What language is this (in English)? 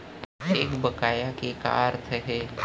Chhattisgarhi